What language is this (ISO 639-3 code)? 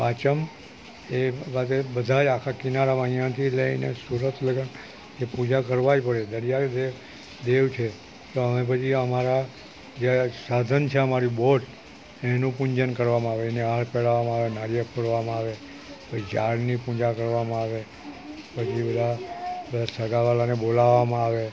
guj